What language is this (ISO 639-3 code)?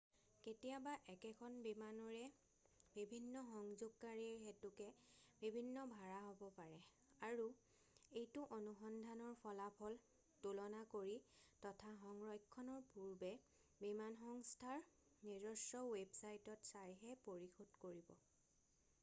asm